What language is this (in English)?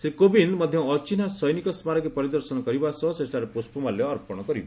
Odia